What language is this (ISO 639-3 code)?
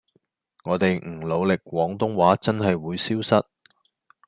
yue